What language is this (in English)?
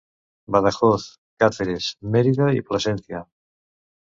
Catalan